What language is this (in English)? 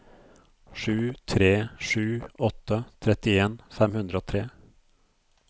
Norwegian